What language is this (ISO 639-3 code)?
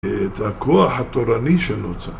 heb